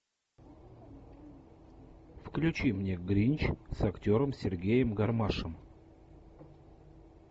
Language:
Russian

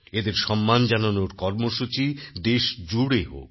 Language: Bangla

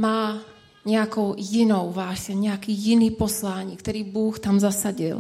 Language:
Czech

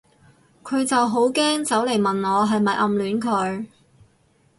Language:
Cantonese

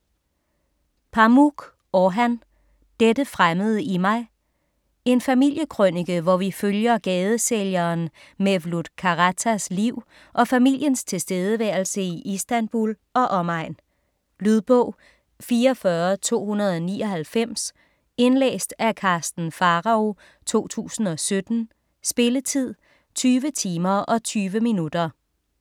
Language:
Danish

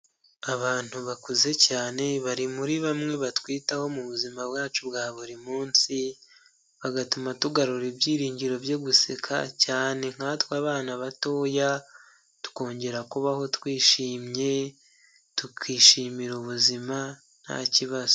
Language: Kinyarwanda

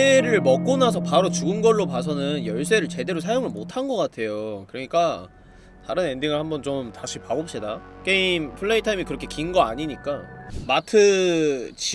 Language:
Korean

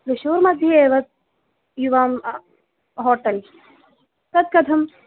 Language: Sanskrit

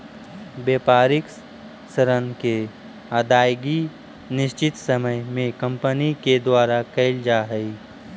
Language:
Magahi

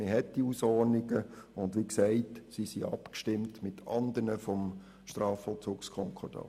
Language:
Swiss German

